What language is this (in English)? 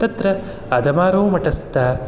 Sanskrit